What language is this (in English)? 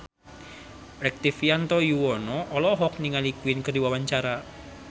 Sundanese